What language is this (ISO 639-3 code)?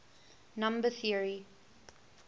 eng